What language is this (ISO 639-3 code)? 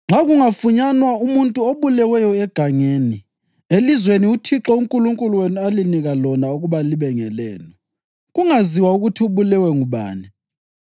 nde